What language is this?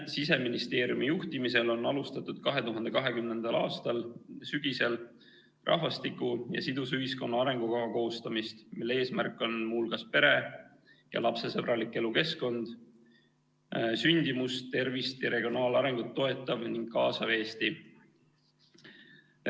Estonian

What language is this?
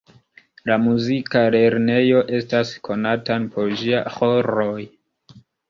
Esperanto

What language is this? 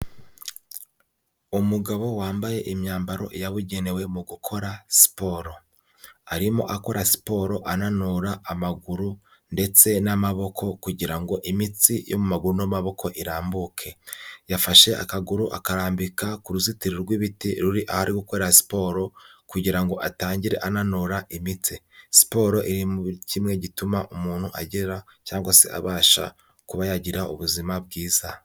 Kinyarwanda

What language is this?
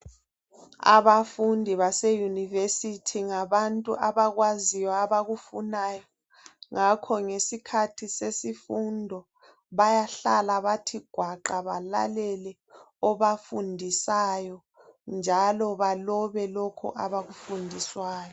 North Ndebele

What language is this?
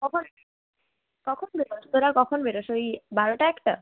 Bangla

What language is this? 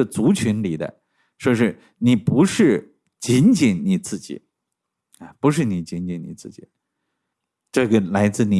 Chinese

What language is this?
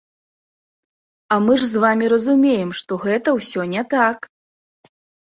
Belarusian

